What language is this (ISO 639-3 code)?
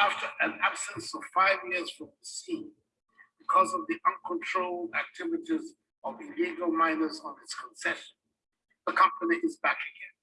eng